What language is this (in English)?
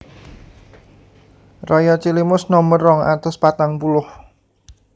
Javanese